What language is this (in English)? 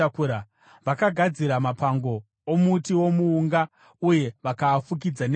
Shona